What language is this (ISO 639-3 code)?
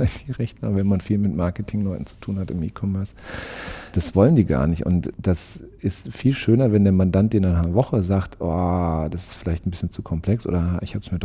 deu